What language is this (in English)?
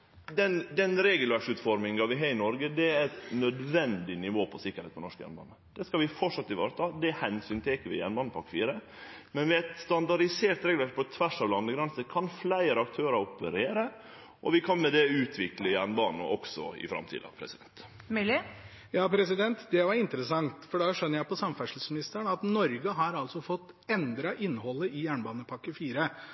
Norwegian